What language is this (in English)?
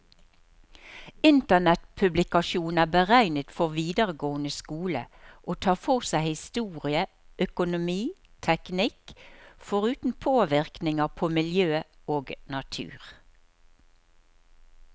Norwegian